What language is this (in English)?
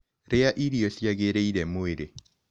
Kikuyu